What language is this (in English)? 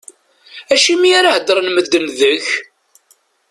Kabyle